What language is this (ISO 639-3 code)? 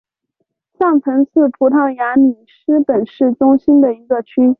zho